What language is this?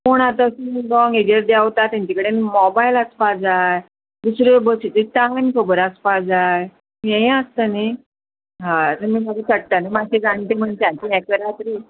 Konkani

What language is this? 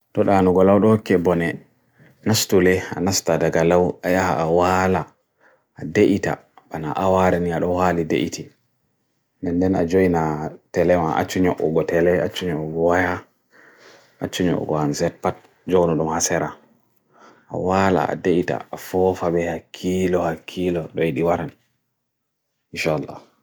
Bagirmi Fulfulde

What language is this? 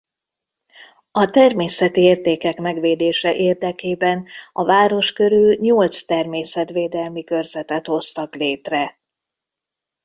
Hungarian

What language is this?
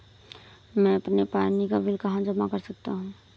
Hindi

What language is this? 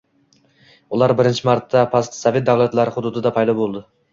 Uzbek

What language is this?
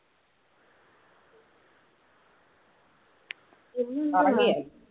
Malayalam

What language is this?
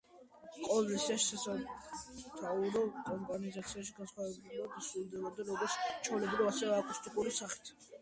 Georgian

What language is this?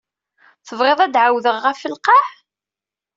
Kabyle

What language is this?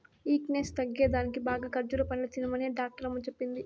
Telugu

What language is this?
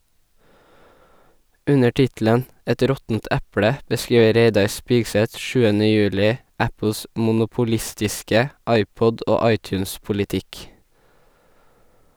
Norwegian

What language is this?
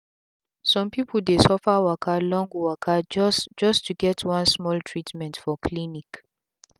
Nigerian Pidgin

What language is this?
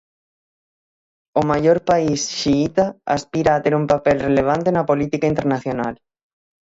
Galician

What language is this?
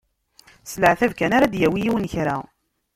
Kabyle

